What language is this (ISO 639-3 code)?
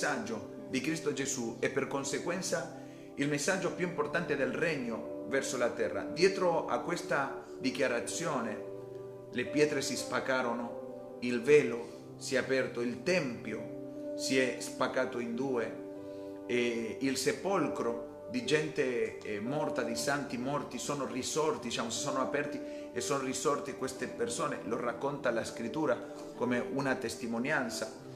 ita